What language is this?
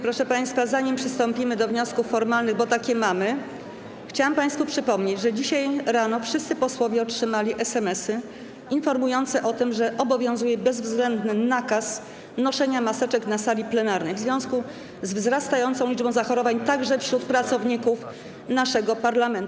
Polish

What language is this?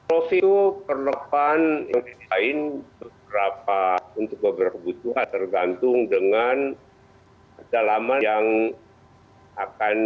Indonesian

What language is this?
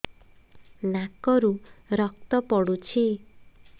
Odia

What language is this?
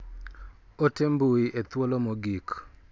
Luo (Kenya and Tanzania)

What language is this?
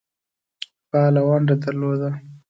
Pashto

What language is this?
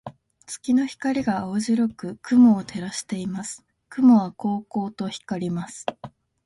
Japanese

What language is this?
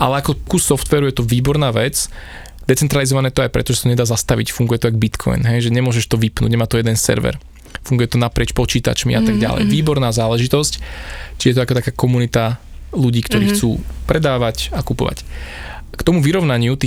Slovak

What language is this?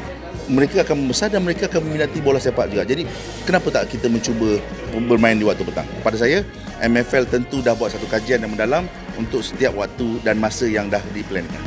Malay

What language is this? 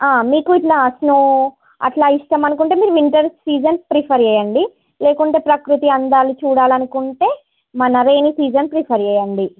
Telugu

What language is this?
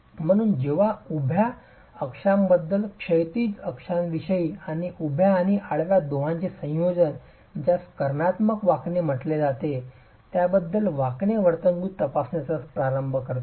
Marathi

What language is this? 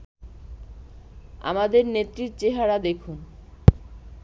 Bangla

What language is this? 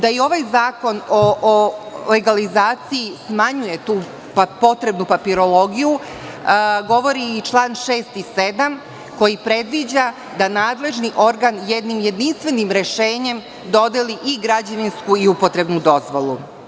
Serbian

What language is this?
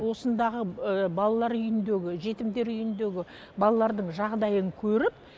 Kazakh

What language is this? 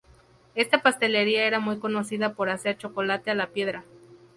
Spanish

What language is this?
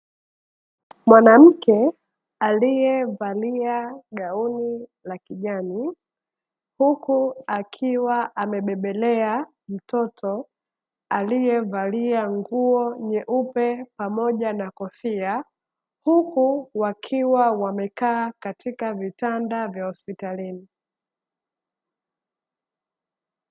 Swahili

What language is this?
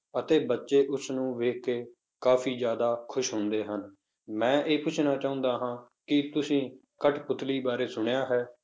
Punjabi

